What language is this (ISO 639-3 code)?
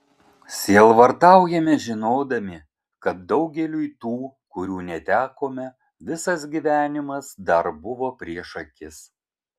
lit